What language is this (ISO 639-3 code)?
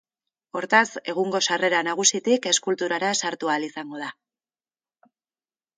eus